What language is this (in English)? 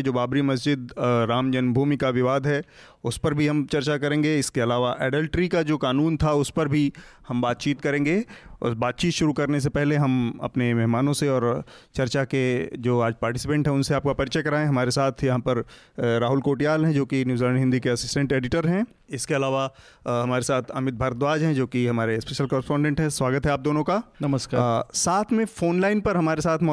Hindi